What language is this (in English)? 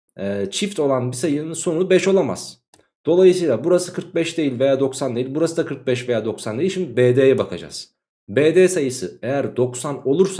Turkish